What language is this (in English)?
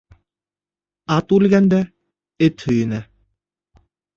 Bashkir